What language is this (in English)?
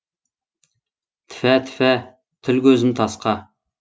Kazakh